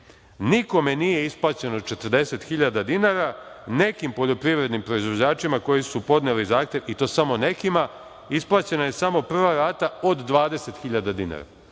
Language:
Serbian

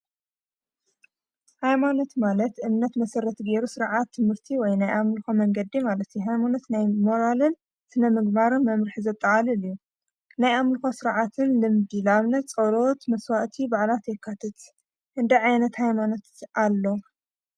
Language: Tigrinya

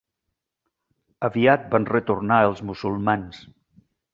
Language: Catalan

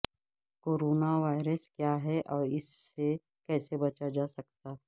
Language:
Urdu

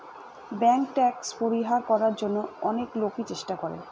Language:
Bangla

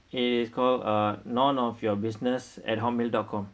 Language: English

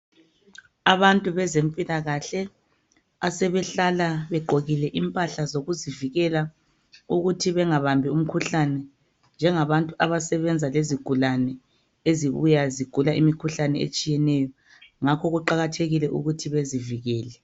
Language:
North Ndebele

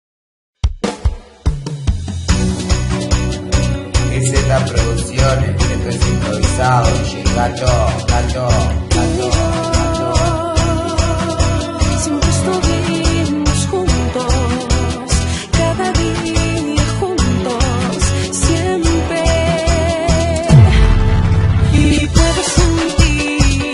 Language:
Arabic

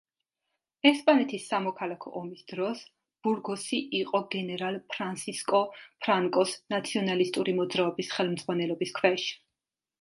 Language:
Georgian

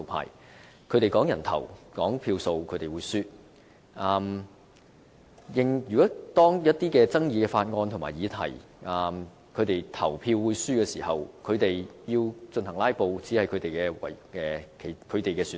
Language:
Cantonese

